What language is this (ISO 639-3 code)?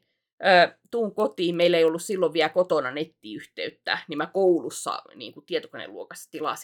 fin